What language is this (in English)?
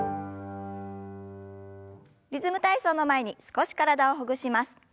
Japanese